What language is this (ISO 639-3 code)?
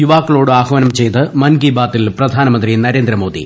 mal